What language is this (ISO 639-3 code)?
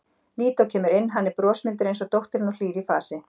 isl